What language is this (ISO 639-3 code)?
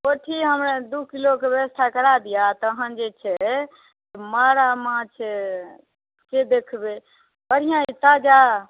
mai